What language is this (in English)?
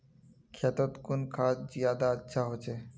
Magahi